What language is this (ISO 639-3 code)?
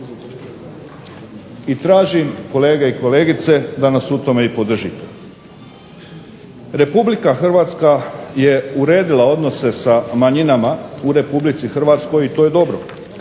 hrv